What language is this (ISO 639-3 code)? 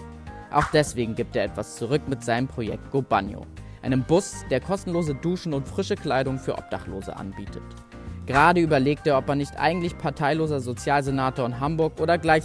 deu